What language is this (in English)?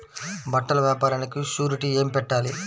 Telugu